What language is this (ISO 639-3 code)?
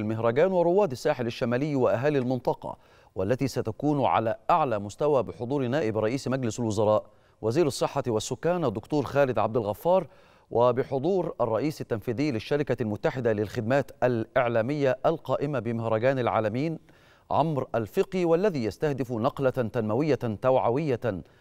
ara